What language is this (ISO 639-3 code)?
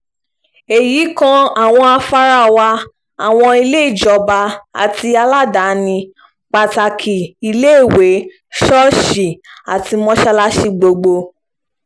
yor